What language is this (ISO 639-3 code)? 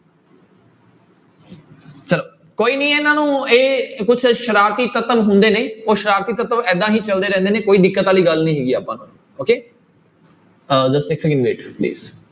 pan